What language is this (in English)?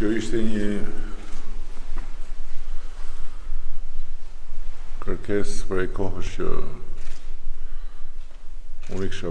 Romanian